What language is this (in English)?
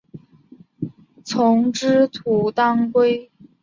Chinese